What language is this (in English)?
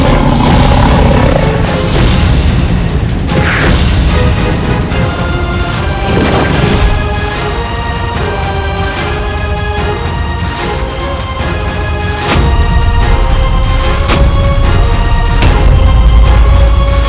Indonesian